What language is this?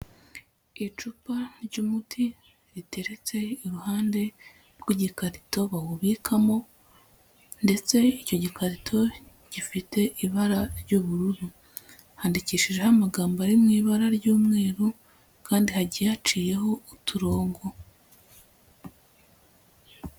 Kinyarwanda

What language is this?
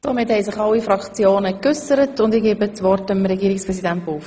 Swiss German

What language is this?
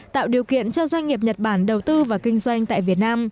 Vietnamese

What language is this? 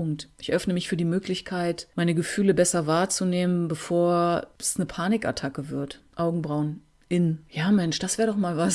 German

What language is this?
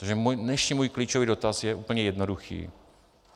Czech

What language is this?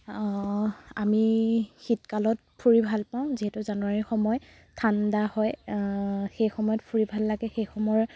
Assamese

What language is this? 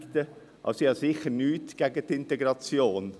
Swiss German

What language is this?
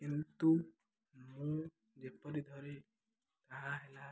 Odia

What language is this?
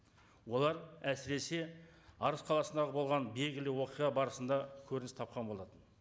Kazakh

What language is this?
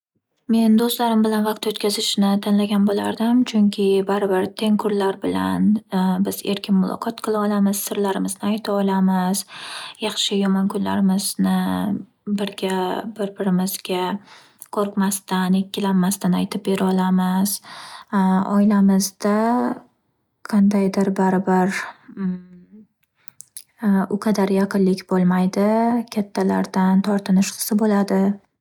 Uzbek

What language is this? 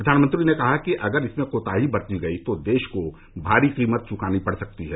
Hindi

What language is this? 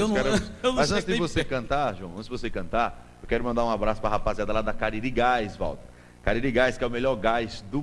Portuguese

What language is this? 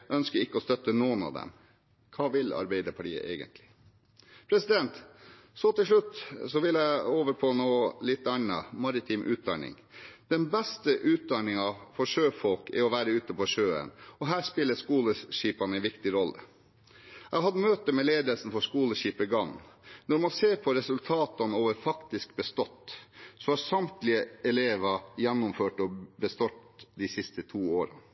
Norwegian Bokmål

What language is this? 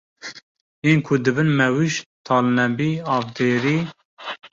Kurdish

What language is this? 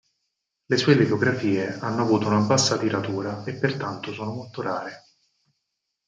Italian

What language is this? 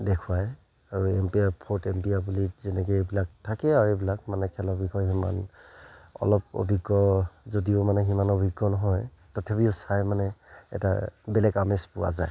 Assamese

